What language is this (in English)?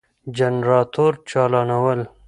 Pashto